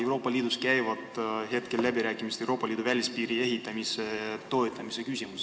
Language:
Estonian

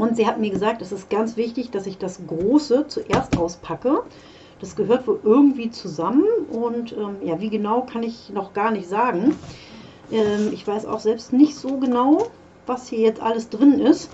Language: German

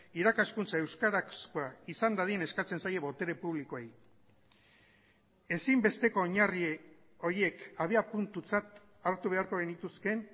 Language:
Basque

